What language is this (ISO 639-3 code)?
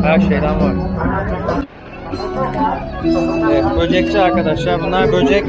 tur